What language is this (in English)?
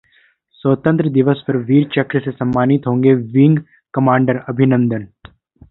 Hindi